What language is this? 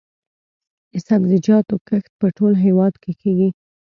Pashto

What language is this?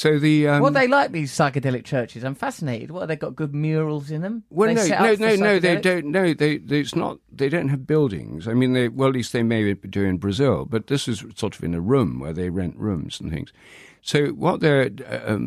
English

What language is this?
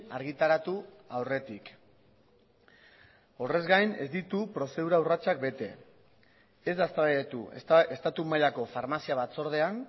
Basque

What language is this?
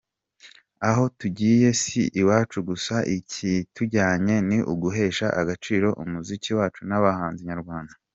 Kinyarwanda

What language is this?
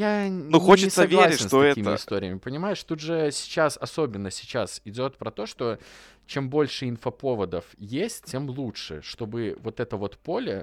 Russian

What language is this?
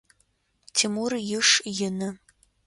Adyghe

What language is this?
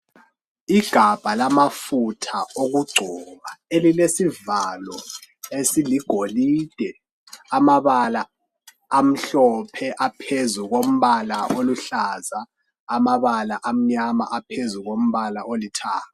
North Ndebele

